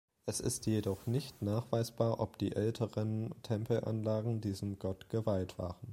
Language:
German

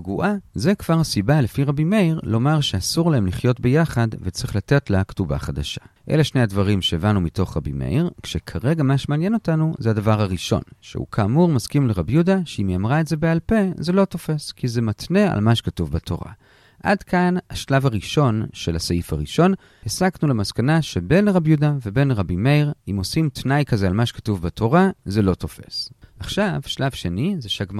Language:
Hebrew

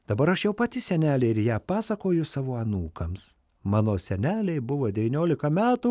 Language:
Lithuanian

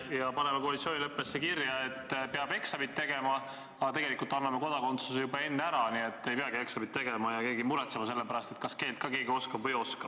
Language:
Estonian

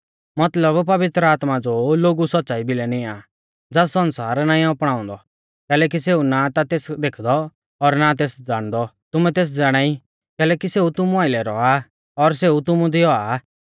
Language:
Mahasu Pahari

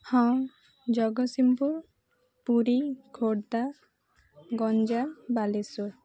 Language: Odia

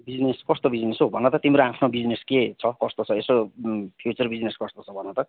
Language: Nepali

